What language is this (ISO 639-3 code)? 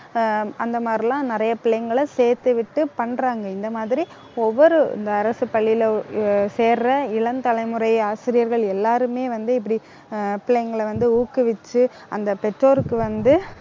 tam